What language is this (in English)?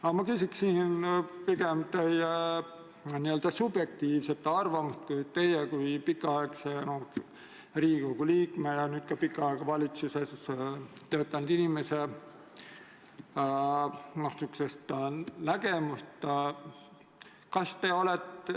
Estonian